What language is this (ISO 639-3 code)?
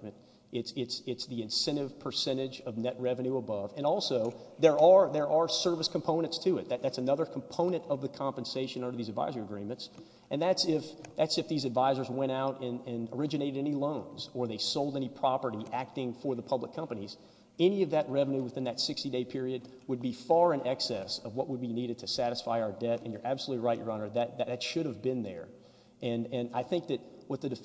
eng